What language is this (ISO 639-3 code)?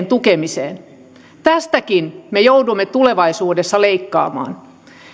fin